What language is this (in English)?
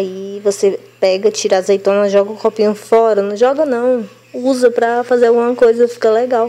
Portuguese